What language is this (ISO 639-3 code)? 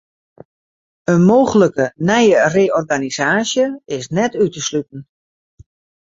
fry